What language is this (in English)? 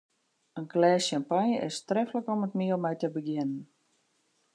Western Frisian